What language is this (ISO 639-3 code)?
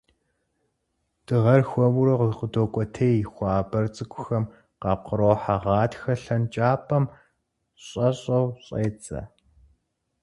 kbd